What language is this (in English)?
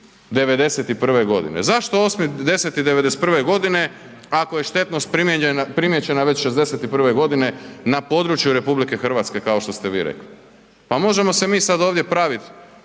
Croatian